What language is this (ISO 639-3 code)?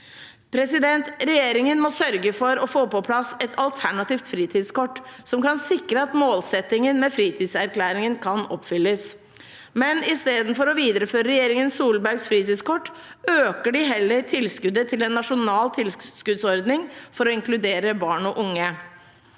nor